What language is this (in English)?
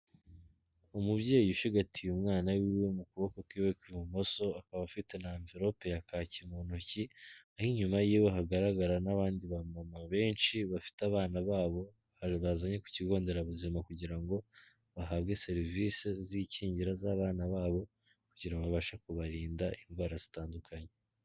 Kinyarwanda